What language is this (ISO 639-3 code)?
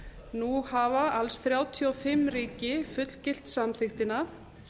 isl